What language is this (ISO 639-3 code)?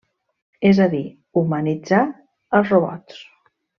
cat